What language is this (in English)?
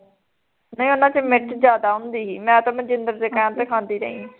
Punjabi